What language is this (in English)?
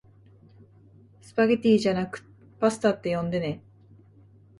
Japanese